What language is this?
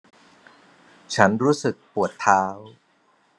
Thai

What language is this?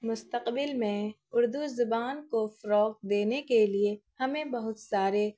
Urdu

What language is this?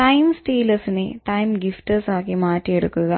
Malayalam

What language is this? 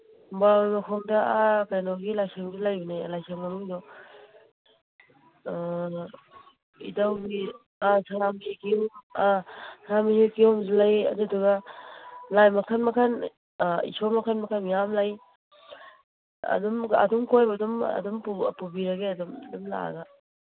Manipuri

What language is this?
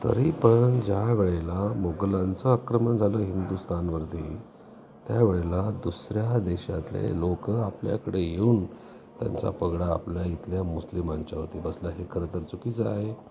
Marathi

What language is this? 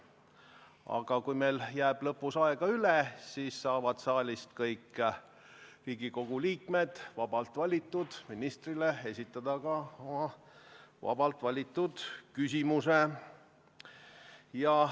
Estonian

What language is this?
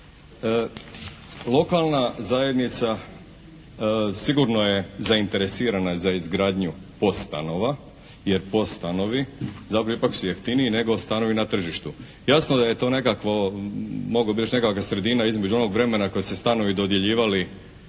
Croatian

